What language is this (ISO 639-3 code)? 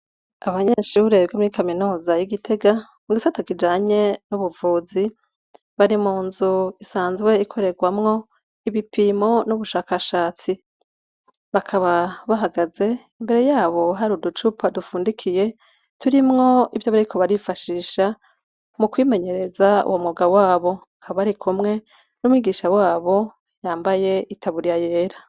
run